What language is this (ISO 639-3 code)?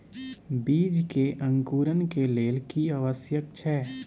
mai